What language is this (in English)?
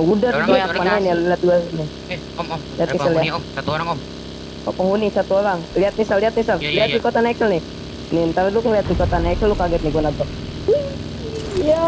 Indonesian